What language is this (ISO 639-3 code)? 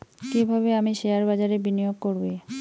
ben